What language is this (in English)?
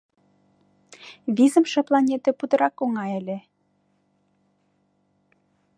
Mari